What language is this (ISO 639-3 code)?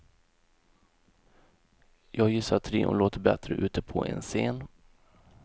swe